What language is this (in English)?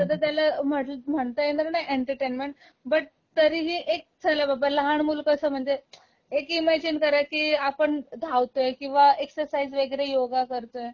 Marathi